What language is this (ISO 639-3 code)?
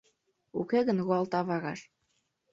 chm